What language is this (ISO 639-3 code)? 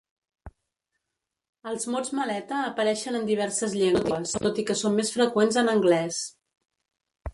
cat